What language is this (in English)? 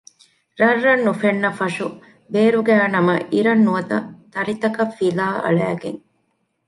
Divehi